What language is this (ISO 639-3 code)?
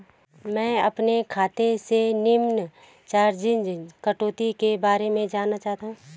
hin